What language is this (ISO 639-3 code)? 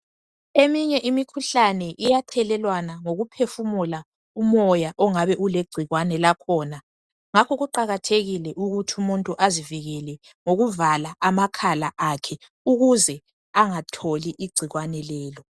nde